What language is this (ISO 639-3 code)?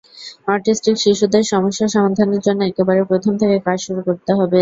ben